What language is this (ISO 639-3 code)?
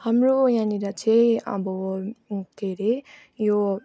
nep